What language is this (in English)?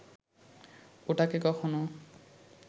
Bangla